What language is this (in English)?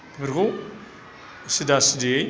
Bodo